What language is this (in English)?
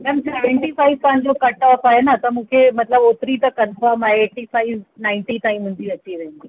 Sindhi